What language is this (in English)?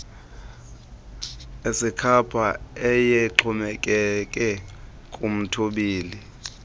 Xhosa